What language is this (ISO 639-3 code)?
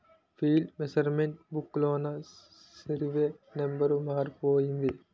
tel